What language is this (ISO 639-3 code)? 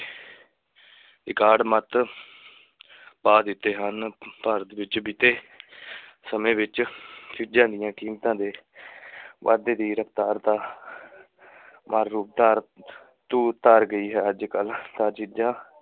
pan